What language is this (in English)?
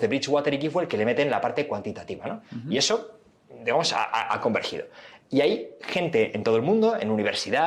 Spanish